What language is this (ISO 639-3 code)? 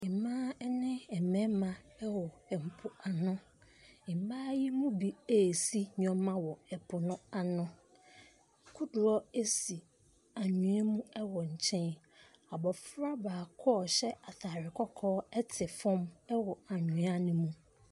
aka